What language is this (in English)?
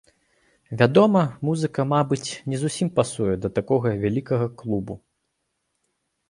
Belarusian